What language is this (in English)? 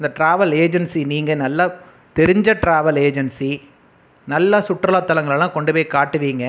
Tamil